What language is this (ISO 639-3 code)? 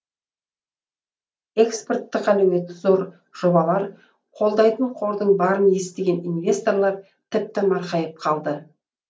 kaz